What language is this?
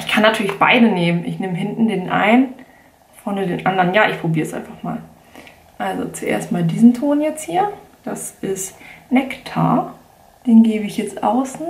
German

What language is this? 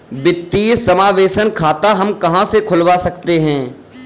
Hindi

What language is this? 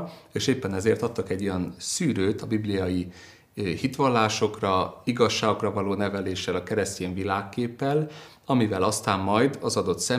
Hungarian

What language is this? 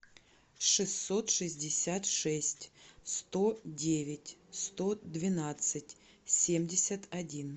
Russian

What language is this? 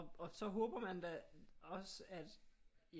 Danish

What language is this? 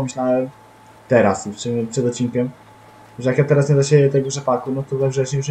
Polish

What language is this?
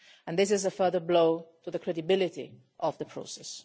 English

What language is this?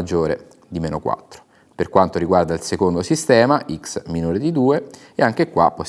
Italian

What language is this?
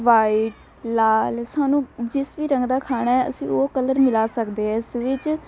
Punjabi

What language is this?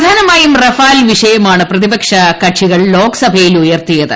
Malayalam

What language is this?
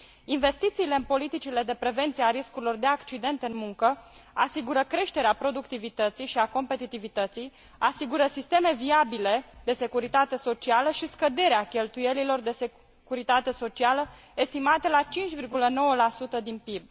Romanian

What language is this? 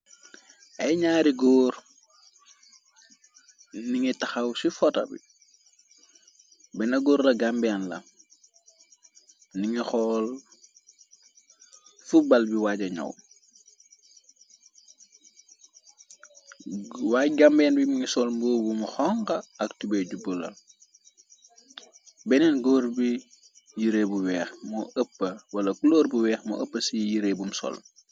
Wolof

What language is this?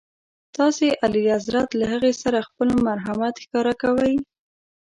Pashto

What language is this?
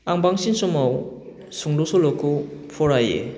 Bodo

